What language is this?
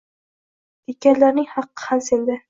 Uzbek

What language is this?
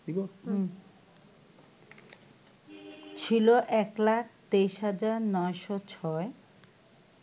Bangla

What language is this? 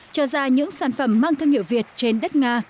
Vietnamese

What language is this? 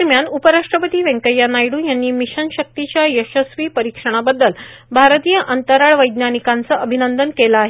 Marathi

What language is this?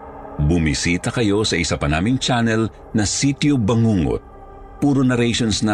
Filipino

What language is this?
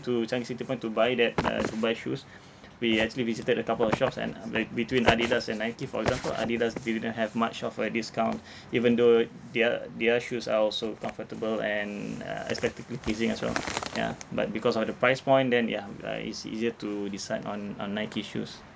English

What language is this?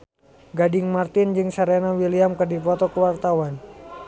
Sundanese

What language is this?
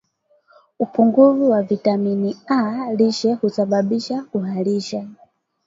Swahili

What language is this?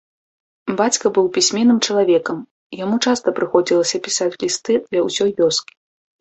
Belarusian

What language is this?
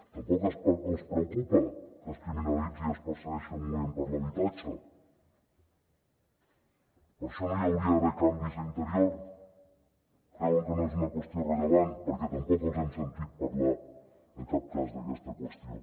Catalan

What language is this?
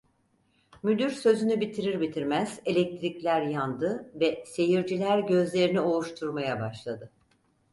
Turkish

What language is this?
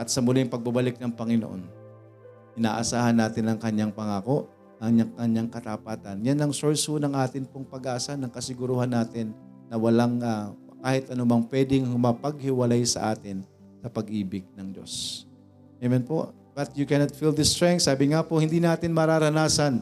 Filipino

